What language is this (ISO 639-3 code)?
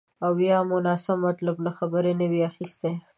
pus